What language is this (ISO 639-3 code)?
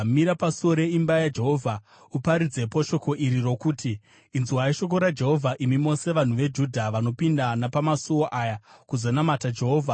sna